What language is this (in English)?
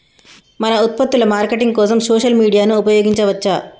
Telugu